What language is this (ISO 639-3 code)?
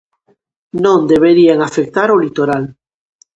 glg